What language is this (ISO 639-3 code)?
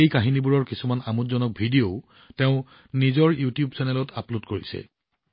asm